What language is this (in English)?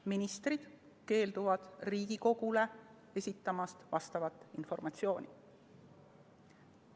Estonian